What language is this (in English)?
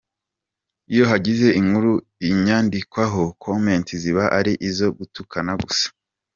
Kinyarwanda